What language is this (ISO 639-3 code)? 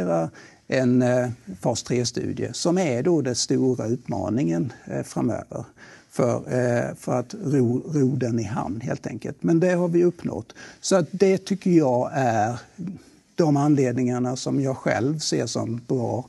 swe